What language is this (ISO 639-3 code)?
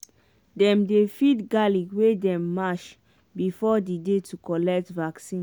pcm